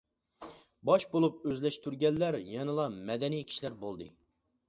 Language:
Uyghur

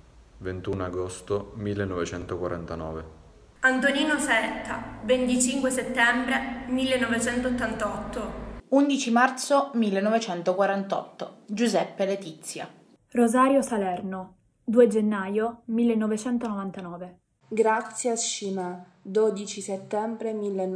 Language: Italian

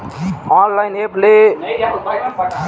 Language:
Chhattisgarhi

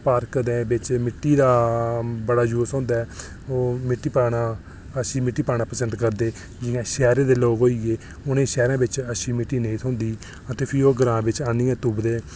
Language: Dogri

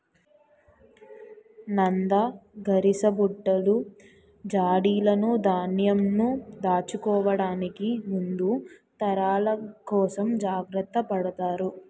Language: Telugu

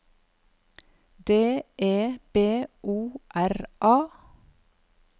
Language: Norwegian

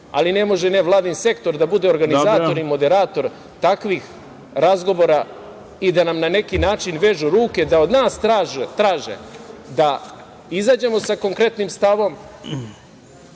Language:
Serbian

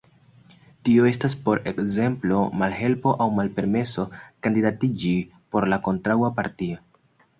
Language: Esperanto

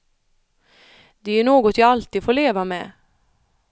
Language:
Swedish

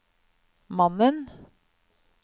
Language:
Norwegian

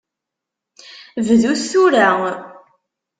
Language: Kabyle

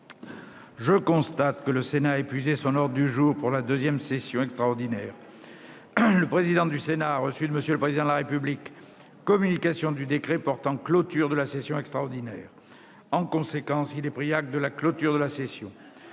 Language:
French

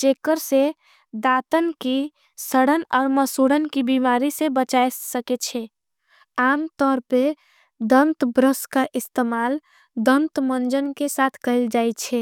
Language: Angika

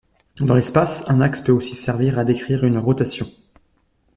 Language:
French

